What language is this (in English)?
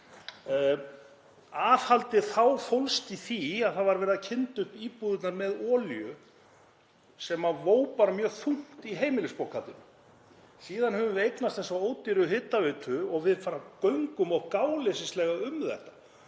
Icelandic